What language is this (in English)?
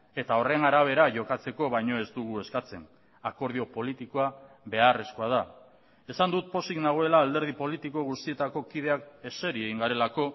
Basque